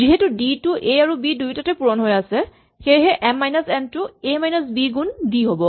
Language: Assamese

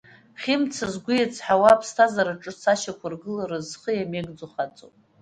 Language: Abkhazian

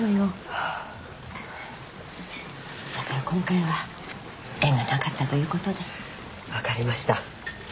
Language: Japanese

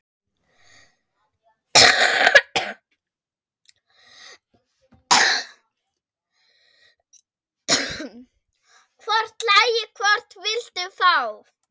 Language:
Icelandic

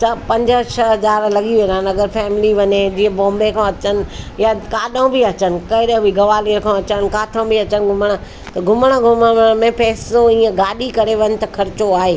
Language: Sindhi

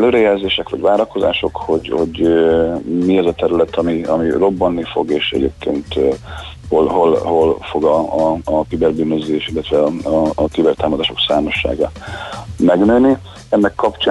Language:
Hungarian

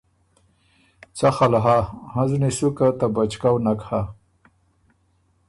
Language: Ormuri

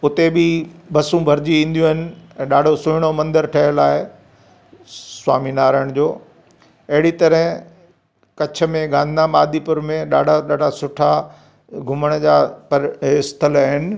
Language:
Sindhi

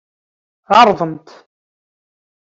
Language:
Kabyle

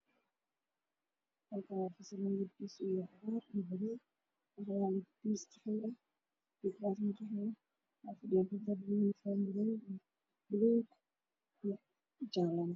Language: Somali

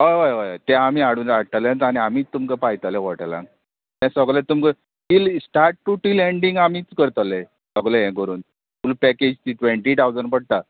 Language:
Konkani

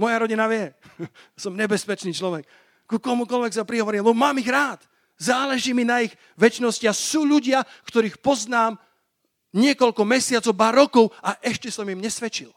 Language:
Slovak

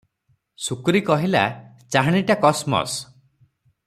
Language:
Odia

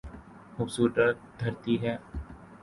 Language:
Urdu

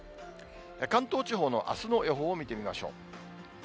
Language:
Japanese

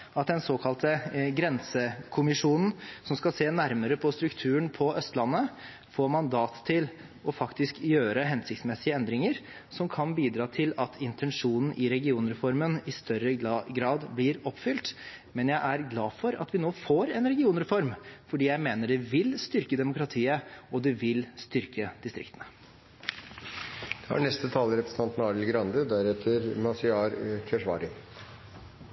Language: Norwegian Bokmål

